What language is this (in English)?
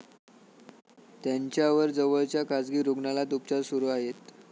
Marathi